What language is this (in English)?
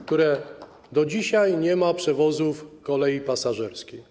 Polish